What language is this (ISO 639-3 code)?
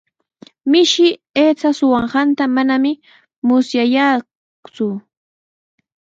qws